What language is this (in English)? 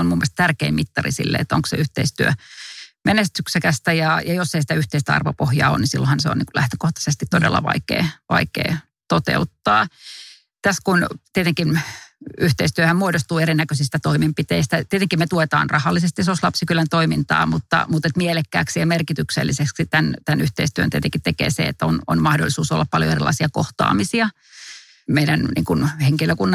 Finnish